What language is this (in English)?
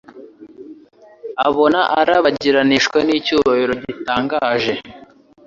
Kinyarwanda